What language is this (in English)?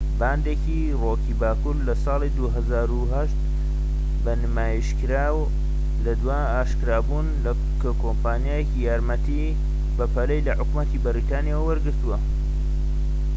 Central Kurdish